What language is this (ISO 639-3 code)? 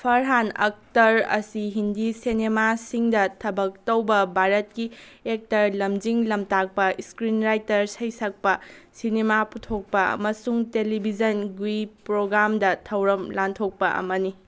mni